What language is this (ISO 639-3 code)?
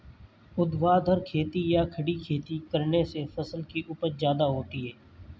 hin